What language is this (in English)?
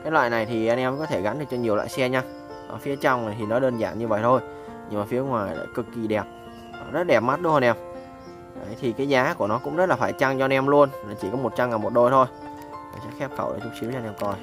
Vietnamese